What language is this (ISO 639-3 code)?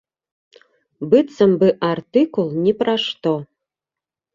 bel